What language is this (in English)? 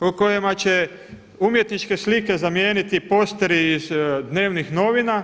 Croatian